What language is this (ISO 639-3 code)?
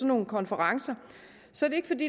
dan